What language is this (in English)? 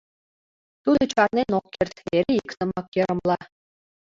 Mari